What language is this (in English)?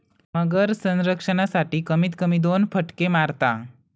Marathi